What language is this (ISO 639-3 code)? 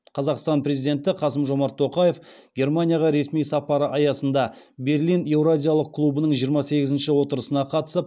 kaz